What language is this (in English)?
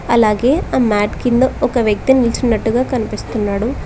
Telugu